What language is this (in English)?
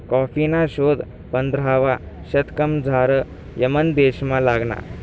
Marathi